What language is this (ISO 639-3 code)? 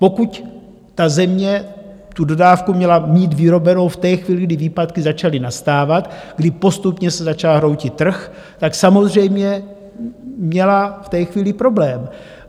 ces